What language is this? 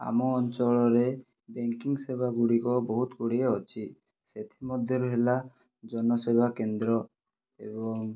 Odia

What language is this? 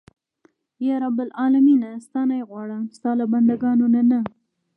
Pashto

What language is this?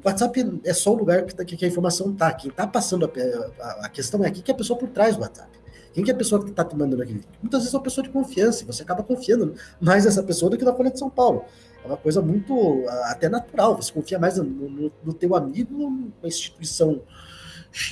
Portuguese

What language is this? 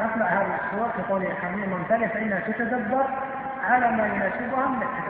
Arabic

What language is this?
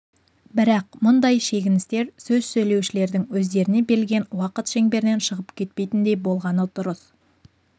Kazakh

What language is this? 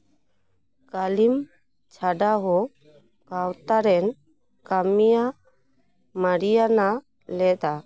Santali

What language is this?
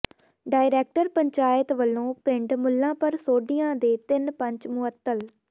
Punjabi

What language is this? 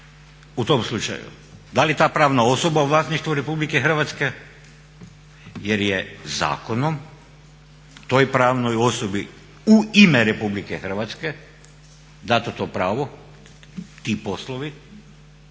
Croatian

